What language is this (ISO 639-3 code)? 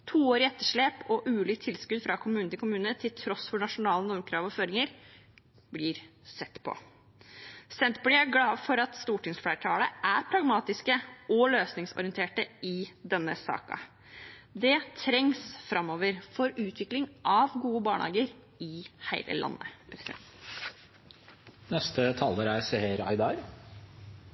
nob